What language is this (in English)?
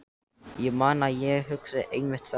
Icelandic